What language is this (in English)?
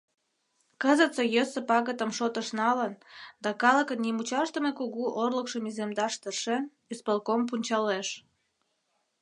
Mari